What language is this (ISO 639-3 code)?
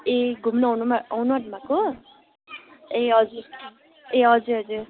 nep